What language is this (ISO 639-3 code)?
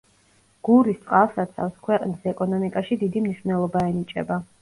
kat